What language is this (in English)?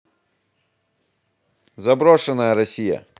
Russian